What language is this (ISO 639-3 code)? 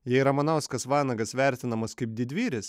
lit